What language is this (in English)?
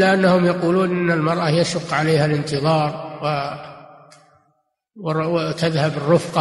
Arabic